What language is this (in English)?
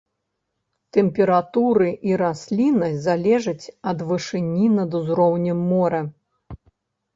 Belarusian